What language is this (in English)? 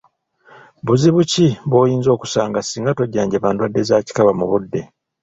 Ganda